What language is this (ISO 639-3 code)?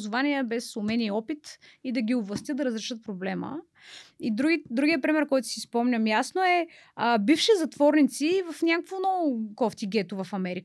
bul